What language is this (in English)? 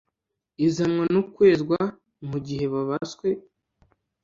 Kinyarwanda